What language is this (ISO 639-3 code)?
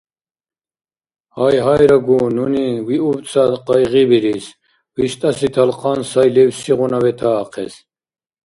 dar